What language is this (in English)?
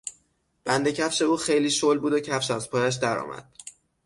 Persian